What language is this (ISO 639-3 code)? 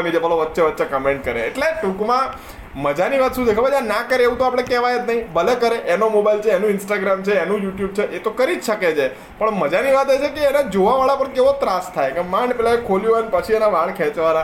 guj